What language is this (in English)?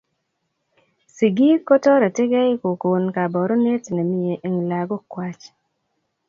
Kalenjin